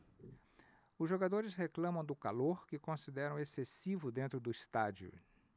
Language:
Portuguese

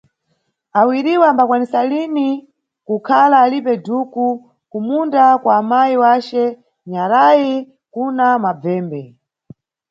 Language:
Nyungwe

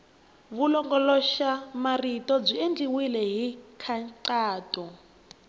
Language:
Tsonga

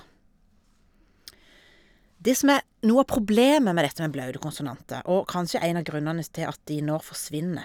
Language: Norwegian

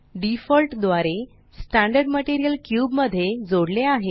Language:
Marathi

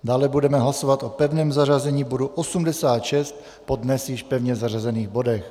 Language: Czech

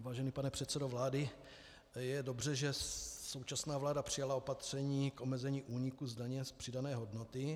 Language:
Czech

